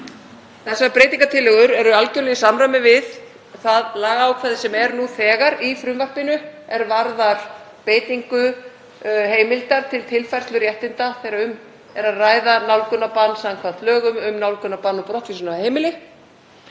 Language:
Icelandic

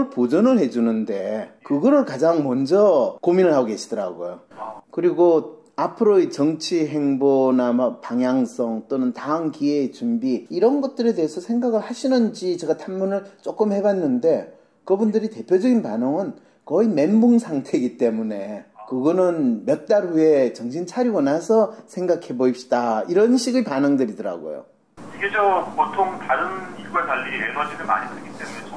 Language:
Korean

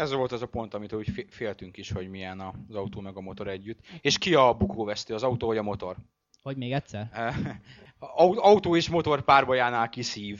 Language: Hungarian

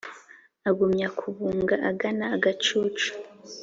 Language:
Kinyarwanda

